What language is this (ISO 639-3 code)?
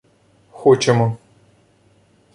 ukr